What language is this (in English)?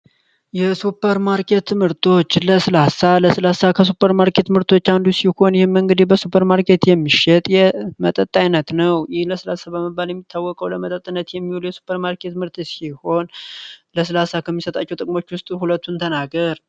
Amharic